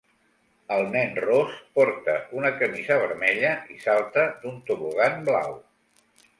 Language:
Catalan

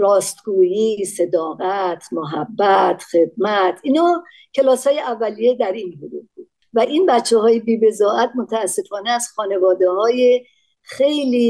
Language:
Persian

